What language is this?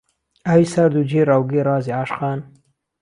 Central Kurdish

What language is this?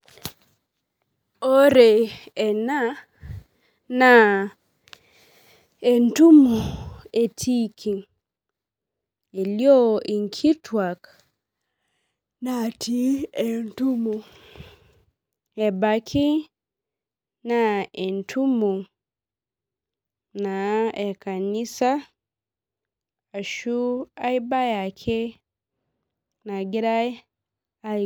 Masai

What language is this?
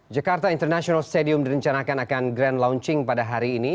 Indonesian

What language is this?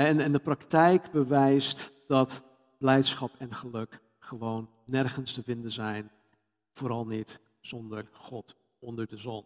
Dutch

